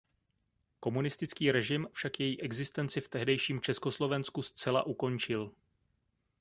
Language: Czech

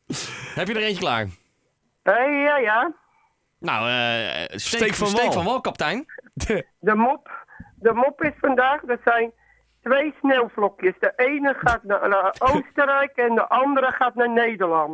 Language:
Dutch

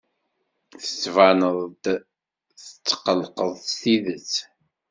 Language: Kabyle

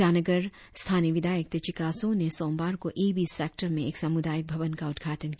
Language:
Hindi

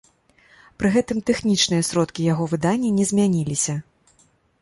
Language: Belarusian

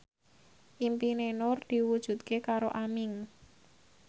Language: Javanese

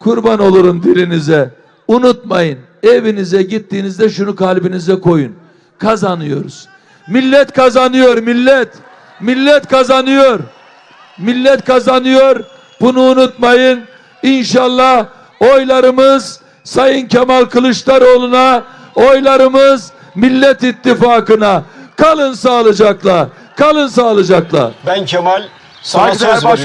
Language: Turkish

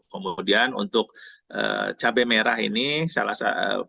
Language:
Indonesian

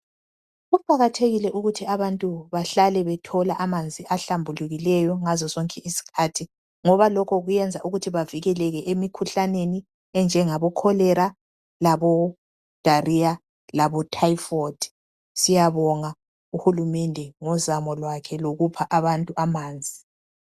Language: North Ndebele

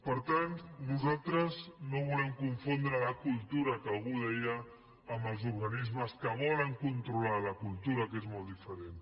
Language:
Catalan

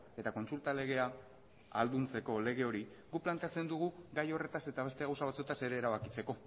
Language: Basque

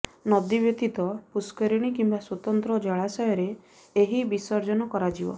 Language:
Odia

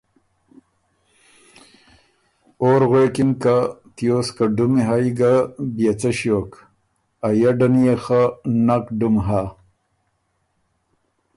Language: Ormuri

